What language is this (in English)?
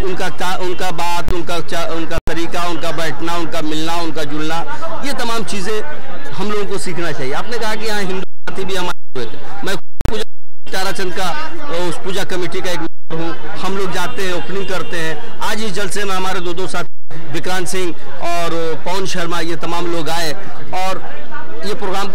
Hindi